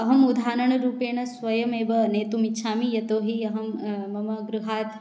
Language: Sanskrit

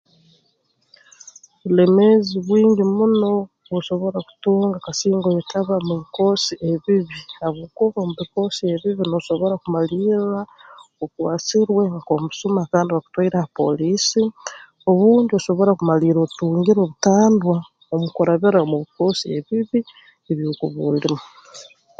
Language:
Tooro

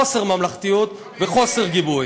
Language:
Hebrew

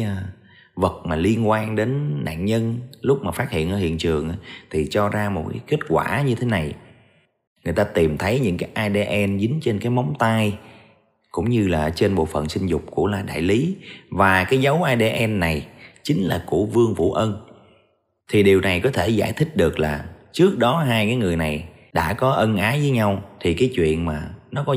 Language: Vietnamese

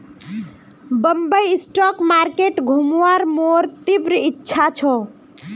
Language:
Magahi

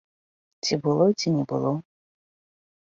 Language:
Belarusian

